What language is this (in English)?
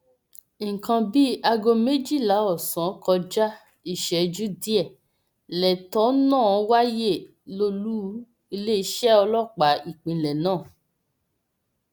Yoruba